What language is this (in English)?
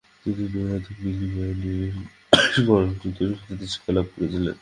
Bangla